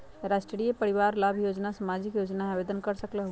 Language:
Magahi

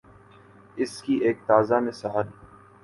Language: Urdu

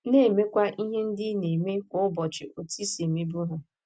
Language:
Igbo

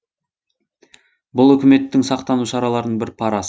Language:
Kazakh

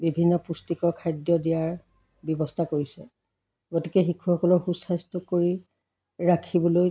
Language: Assamese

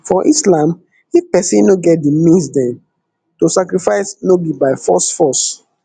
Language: Nigerian Pidgin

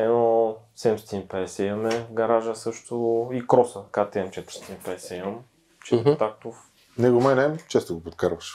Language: Bulgarian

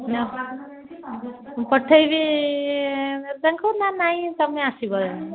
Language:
Odia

